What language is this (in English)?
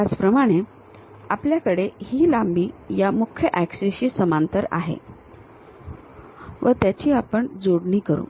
Marathi